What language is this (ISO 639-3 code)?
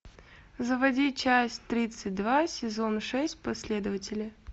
rus